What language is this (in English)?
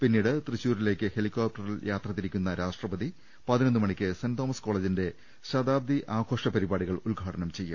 Malayalam